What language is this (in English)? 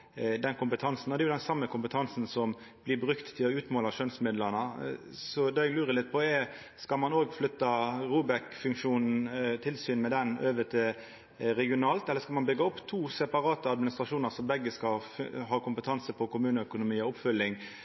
Norwegian Nynorsk